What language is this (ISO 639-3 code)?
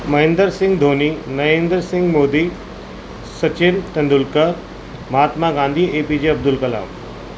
urd